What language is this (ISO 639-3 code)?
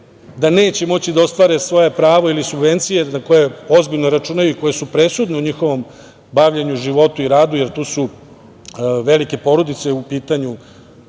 srp